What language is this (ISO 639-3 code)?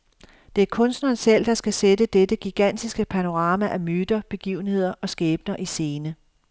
dan